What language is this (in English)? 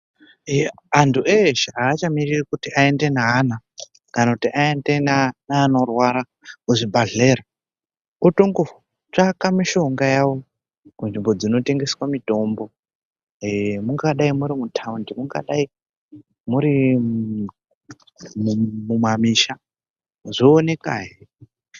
Ndau